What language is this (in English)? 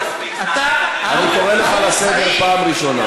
Hebrew